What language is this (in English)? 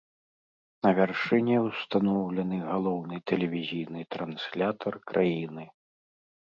Belarusian